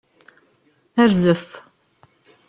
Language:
Kabyle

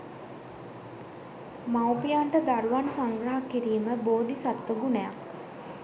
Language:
Sinhala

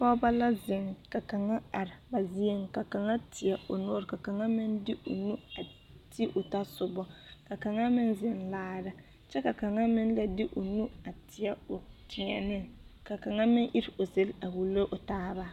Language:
Southern Dagaare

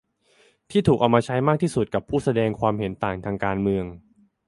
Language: Thai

